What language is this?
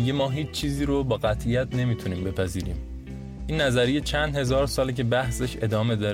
Persian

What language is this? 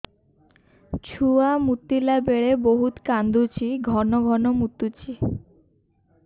Odia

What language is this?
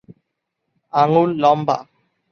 Bangla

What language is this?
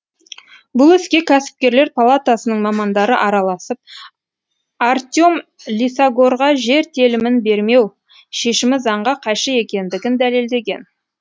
Kazakh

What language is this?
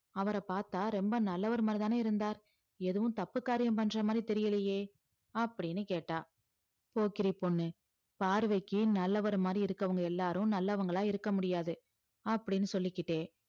Tamil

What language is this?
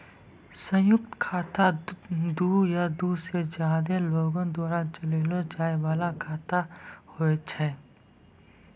Maithili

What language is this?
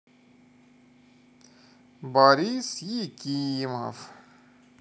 Russian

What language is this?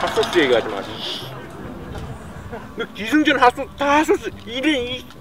Korean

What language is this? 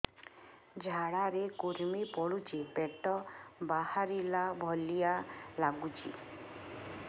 Odia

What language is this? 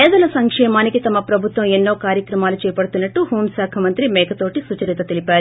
Telugu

